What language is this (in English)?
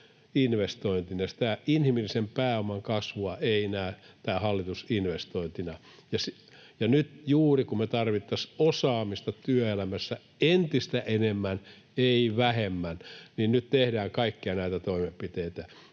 Finnish